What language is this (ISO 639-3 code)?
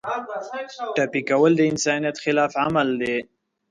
pus